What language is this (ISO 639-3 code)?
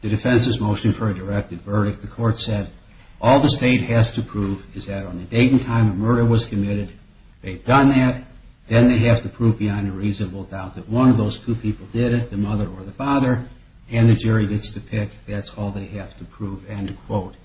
eng